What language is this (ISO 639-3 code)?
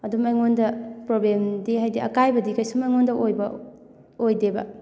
mni